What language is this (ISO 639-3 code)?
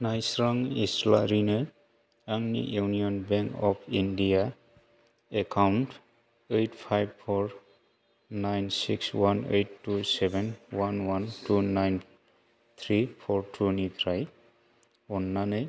brx